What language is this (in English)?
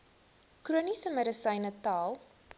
Afrikaans